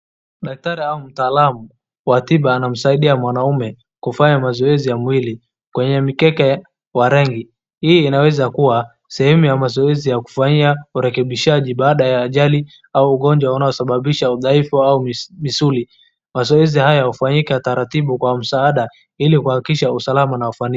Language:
Swahili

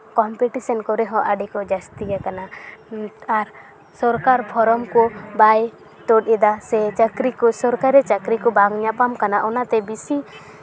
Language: Santali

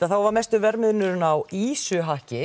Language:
Icelandic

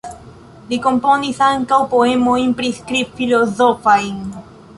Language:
Esperanto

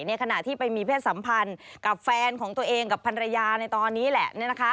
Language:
Thai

